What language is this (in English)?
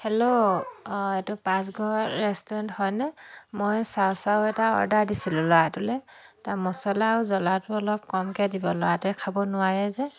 Assamese